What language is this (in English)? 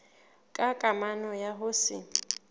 Southern Sotho